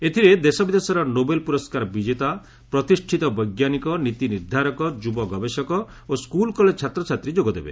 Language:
Odia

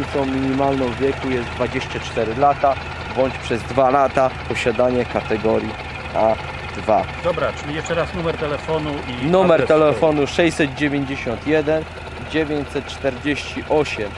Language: Polish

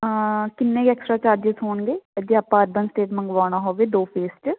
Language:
Punjabi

